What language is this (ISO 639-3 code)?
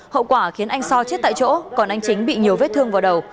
vie